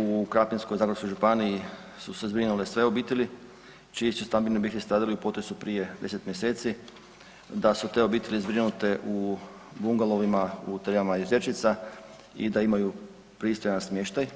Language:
Croatian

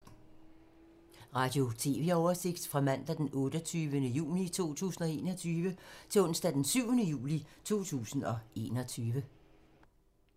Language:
Danish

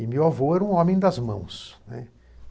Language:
Portuguese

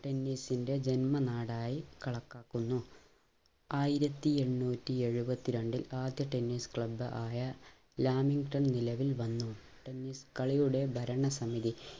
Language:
Malayalam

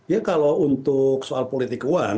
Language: Indonesian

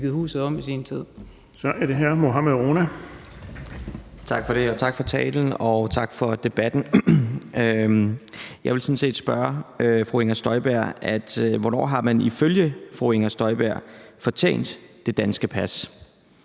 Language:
Danish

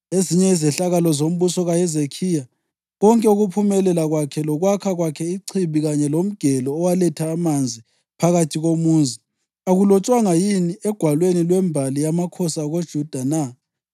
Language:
North Ndebele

